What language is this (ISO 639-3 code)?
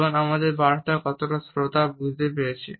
ben